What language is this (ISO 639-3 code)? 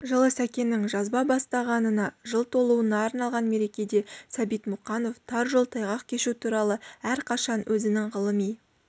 kaz